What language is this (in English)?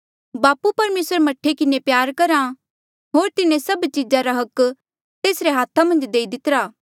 Mandeali